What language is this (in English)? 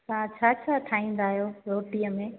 Sindhi